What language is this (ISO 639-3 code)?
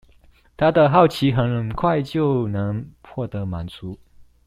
zho